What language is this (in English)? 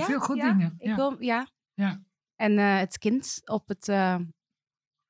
Dutch